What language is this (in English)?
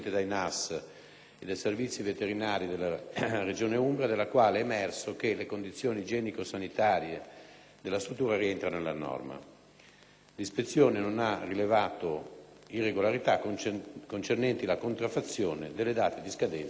Italian